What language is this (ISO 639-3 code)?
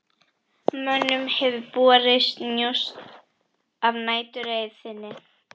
isl